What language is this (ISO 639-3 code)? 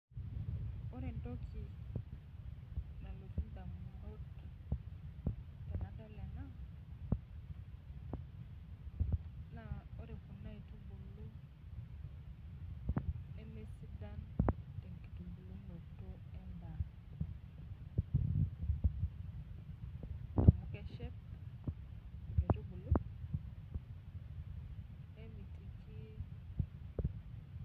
mas